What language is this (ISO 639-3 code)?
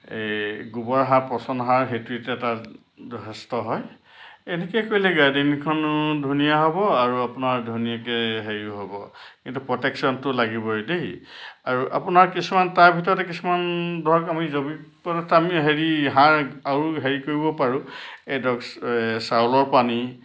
asm